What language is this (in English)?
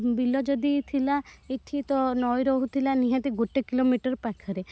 Odia